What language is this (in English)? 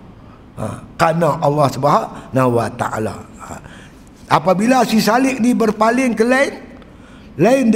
Malay